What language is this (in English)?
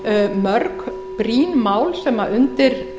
Icelandic